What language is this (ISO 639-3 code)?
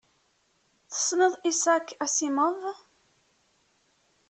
kab